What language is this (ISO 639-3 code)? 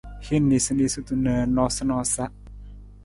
nmz